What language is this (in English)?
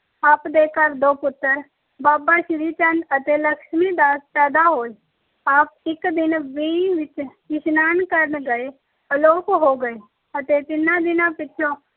Punjabi